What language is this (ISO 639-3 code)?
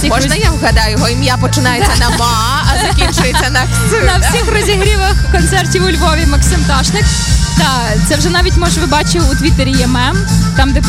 ukr